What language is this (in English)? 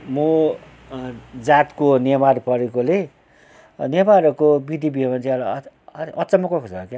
Nepali